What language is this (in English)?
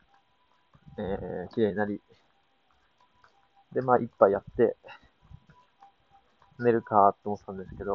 Japanese